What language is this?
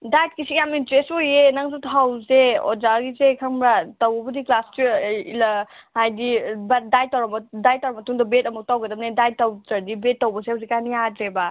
Manipuri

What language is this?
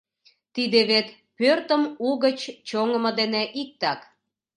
Mari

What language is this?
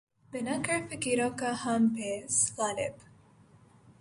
Urdu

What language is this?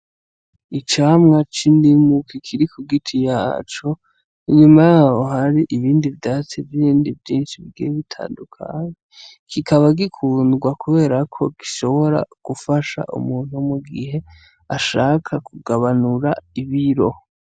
Rundi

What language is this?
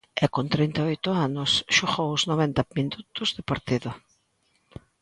Galician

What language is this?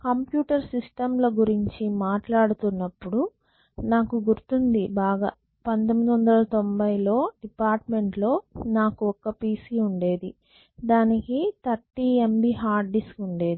Telugu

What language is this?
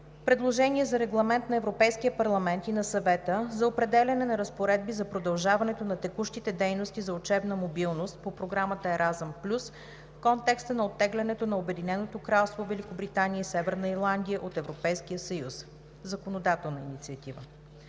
Bulgarian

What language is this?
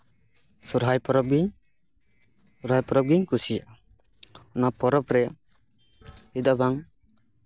Santali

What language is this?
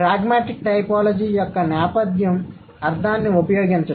Telugu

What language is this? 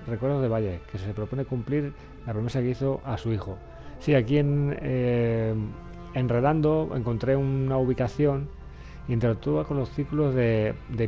Spanish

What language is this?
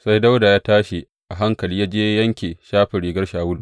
Hausa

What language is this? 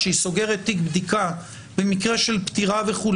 Hebrew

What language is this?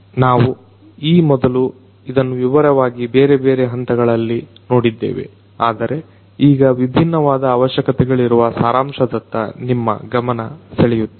Kannada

